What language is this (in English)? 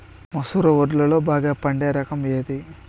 Telugu